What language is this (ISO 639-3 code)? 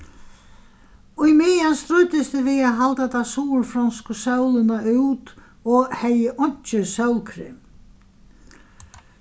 fao